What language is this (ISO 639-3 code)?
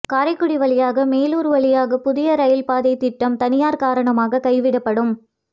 tam